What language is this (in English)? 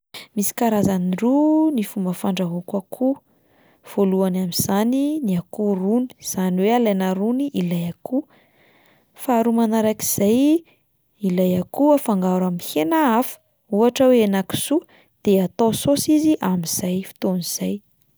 Malagasy